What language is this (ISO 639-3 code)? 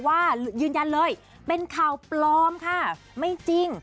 tha